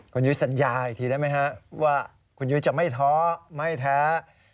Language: Thai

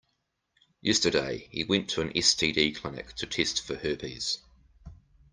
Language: English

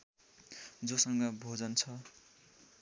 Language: Nepali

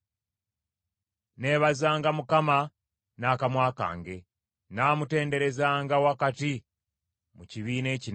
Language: Ganda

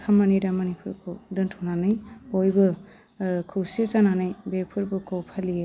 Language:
Bodo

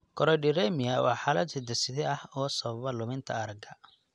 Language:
Somali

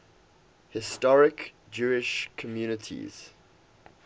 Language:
English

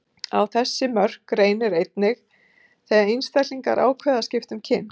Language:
Icelandic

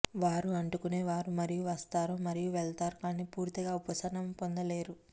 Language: Telugu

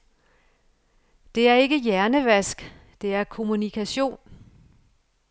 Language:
Danish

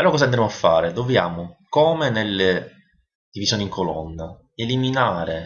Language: Italian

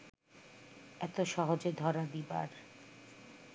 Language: Bangla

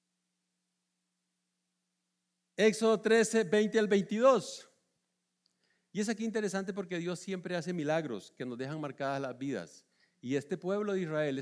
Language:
Spanish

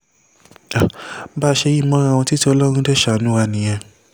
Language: Yoruba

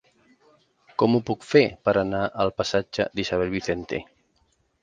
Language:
Catalan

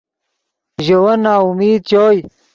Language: Yidgha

